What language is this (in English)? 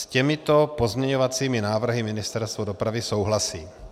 Czech